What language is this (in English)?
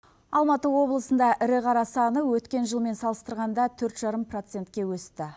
Kazakh